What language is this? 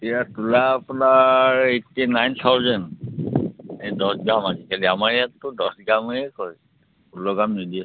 Assamese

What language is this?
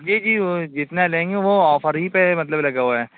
Urdu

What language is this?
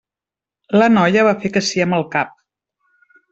Catalan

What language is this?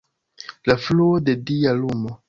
Esperanto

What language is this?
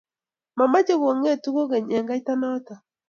Kalenjin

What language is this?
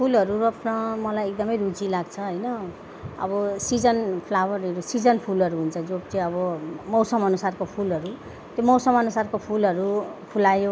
Nepali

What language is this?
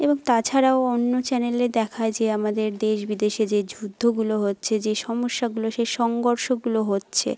Bangla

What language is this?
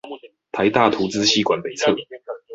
Chinese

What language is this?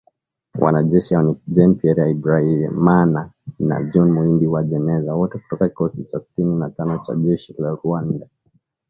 Swahili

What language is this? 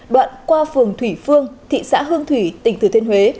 Vietnamese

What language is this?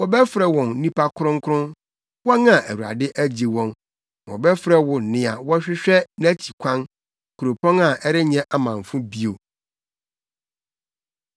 Akan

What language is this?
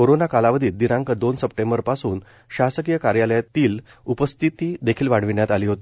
Marathi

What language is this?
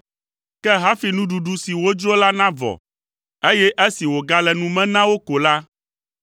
Ewe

